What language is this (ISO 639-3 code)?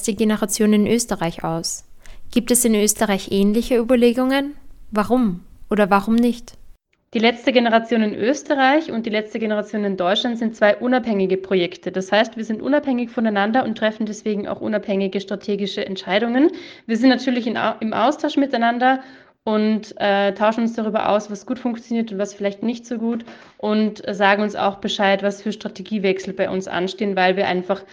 deu